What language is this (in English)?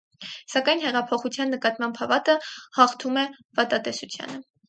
Armenian